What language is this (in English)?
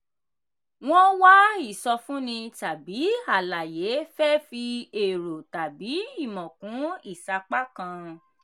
Yoruba